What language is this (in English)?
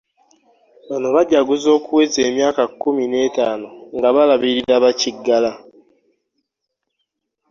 Ganda